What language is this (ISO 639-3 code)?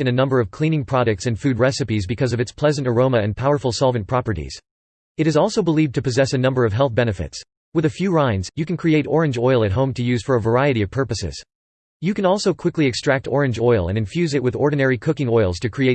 eng